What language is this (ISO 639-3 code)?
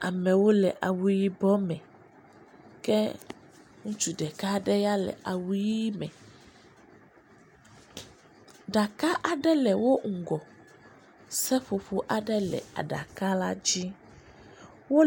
ewe